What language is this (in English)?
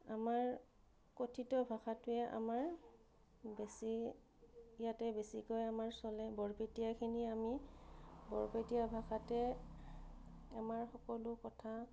Assamese